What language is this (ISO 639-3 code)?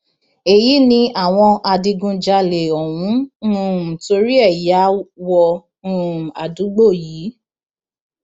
yor